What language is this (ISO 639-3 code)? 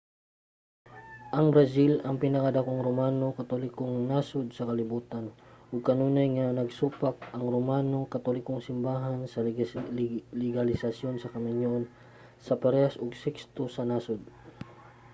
ceb